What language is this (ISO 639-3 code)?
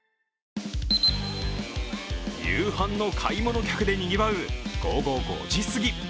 jpn